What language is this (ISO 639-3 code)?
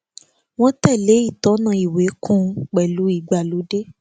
yor